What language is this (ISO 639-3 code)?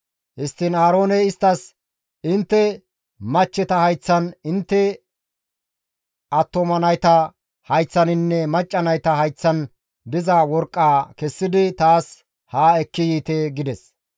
gmv